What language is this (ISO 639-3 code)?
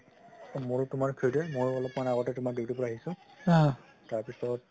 asm